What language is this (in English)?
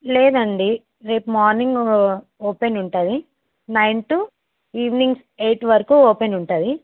Telugu